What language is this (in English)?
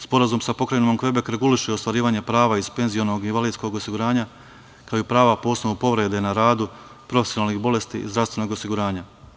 Serbian